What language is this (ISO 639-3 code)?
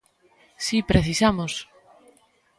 glg